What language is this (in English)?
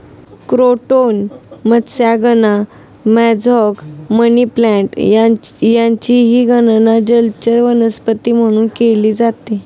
Marathi